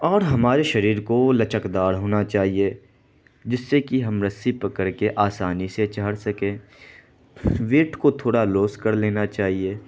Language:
Urdu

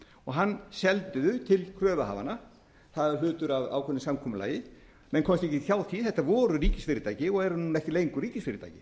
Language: Icelandic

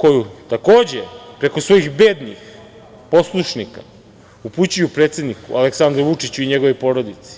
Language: Serbian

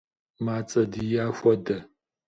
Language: Kabardian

